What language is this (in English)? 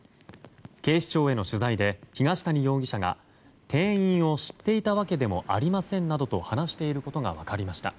Japanese